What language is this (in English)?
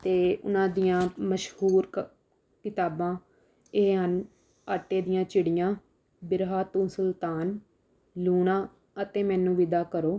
Punjabi